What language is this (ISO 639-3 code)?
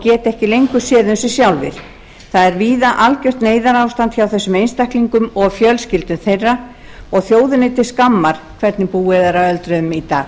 isl